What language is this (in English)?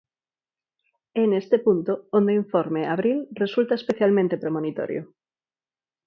Galician